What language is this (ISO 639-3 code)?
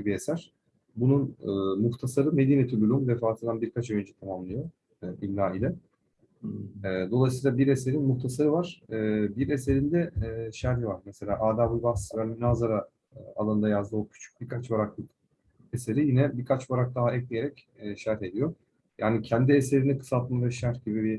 tur